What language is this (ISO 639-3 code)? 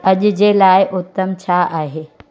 snd